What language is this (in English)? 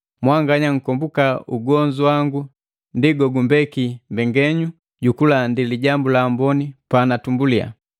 Matengo